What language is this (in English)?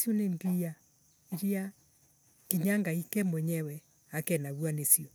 Embu